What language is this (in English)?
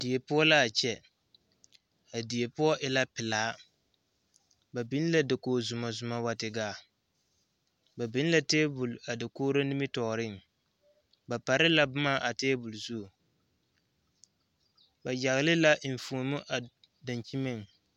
Southern Dagaare